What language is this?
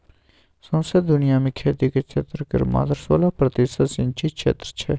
Maithili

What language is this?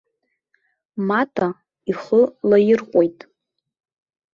Abkhazian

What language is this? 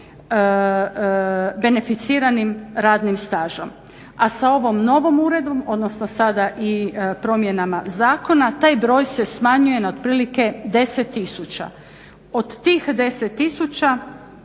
Croatian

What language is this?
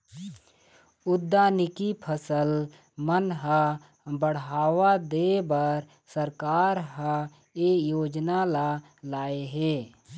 Chhattisgarhi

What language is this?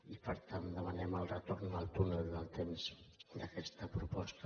Catalan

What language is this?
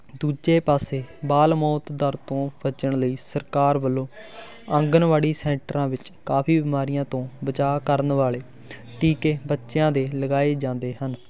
Punjabi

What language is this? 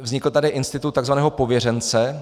Czech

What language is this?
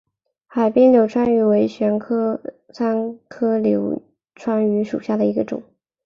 Chinese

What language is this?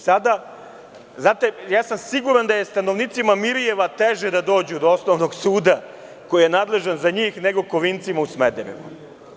Serbian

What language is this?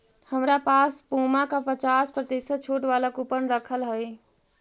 Magahi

